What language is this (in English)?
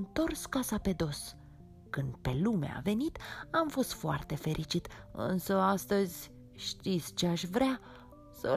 Romanian